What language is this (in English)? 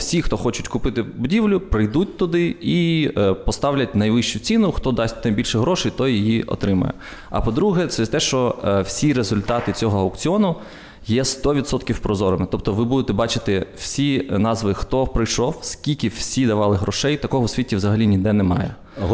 Ukrainian